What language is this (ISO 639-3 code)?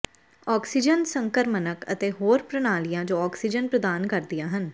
pan